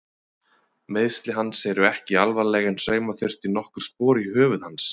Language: Icelandic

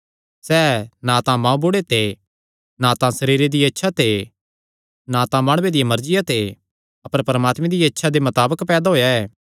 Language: Kangri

